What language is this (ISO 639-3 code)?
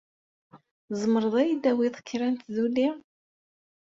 kab